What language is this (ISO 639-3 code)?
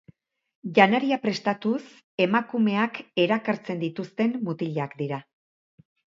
eus